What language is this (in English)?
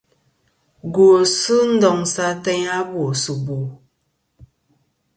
Kom